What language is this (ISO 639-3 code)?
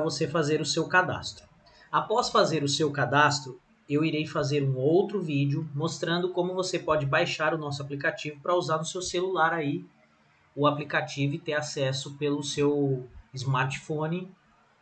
por